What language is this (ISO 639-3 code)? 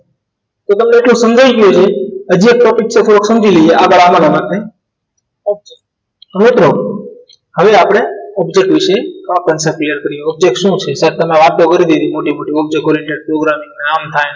guj